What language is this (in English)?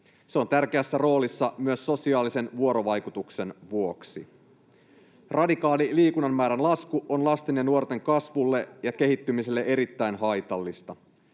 Finnish